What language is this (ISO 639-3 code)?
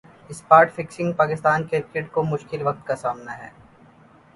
urd